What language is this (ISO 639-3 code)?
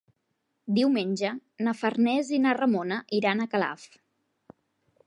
cat